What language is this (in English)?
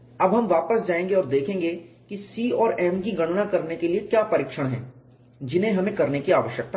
Hindi